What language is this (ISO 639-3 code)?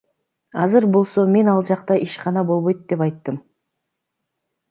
kir